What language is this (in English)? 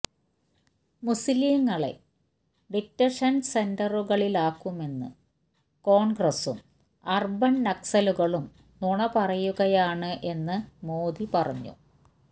Malayalam